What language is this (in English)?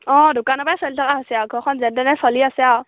Assamese